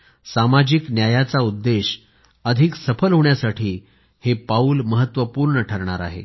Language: Marathi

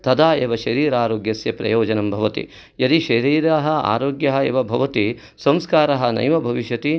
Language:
Sanskrit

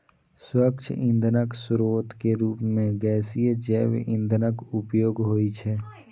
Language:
Maithili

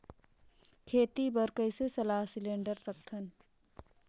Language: Chhattisgarhi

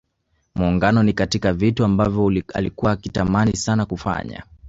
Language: Swahili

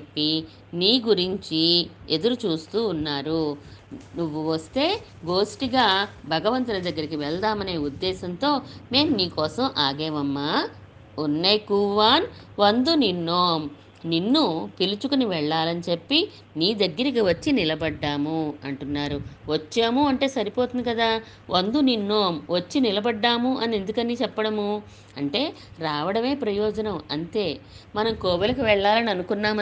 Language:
Telugu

